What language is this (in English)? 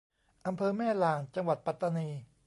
Thai